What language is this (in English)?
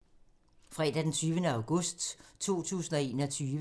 Danish